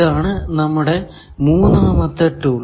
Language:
Malayalam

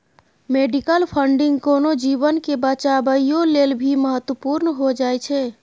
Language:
Maithili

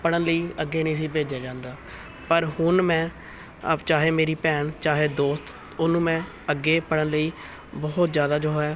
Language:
Punjabi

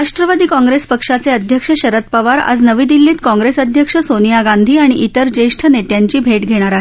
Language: Marathi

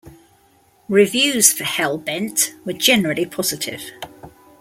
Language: English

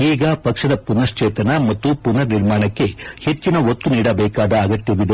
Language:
Kannada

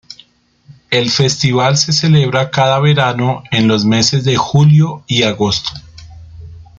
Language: Spanish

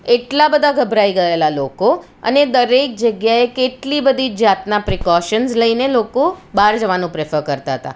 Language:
Gujarati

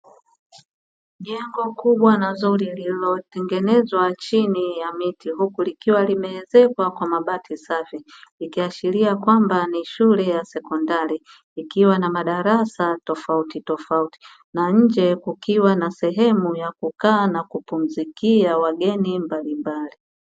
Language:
Swahili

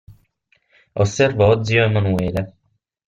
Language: Italian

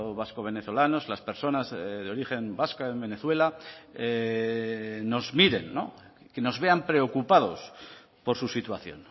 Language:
Spanish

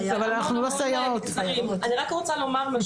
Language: Hebrew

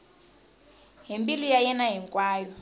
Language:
Tsonga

